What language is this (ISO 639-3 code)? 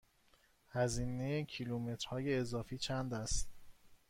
fas